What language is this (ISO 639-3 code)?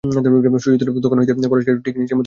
ben